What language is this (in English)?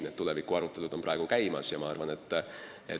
Estonian